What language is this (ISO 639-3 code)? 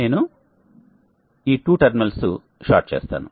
tel